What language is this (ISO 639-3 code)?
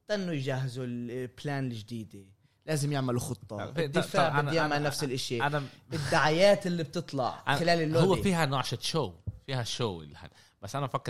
ara